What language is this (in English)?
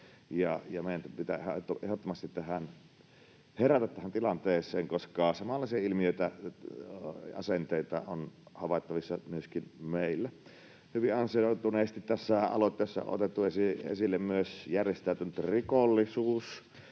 Finnish